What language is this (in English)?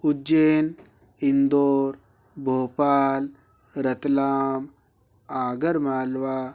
Hindi